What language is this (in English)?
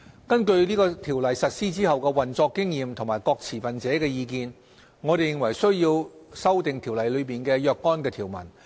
Cantonese